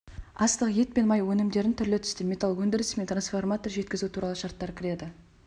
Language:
Kazakh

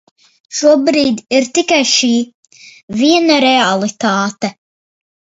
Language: Latvian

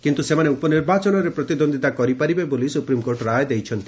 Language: Odia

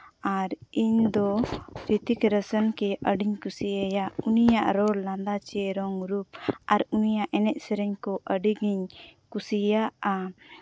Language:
Santali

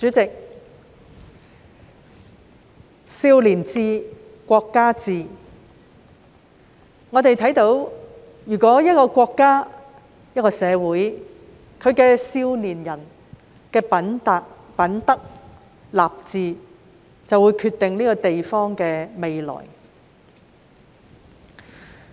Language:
Cantonese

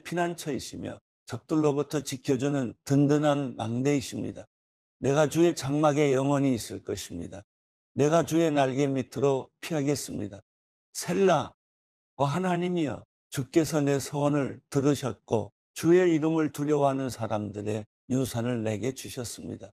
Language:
Korean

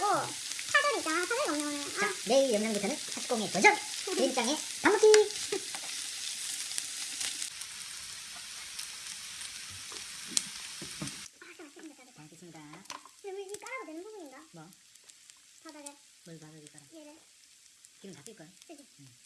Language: Korean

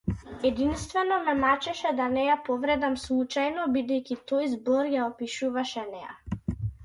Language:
Macedonian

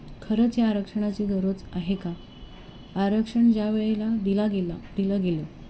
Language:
Marathi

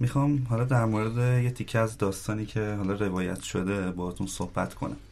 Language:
Persian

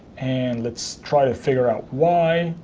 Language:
English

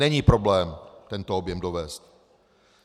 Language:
Czech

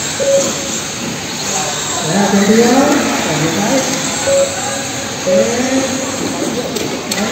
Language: Indonesian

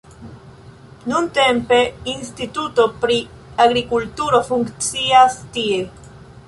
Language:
Esperanto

